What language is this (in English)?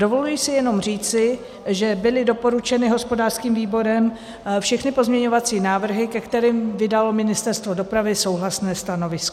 Czech